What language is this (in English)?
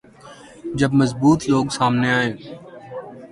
Urdu